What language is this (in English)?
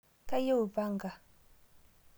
Masai